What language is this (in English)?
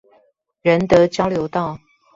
Chinese